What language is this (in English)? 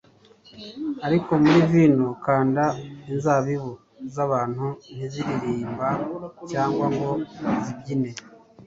Kinyarwanda